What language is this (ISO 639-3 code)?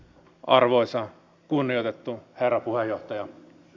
fin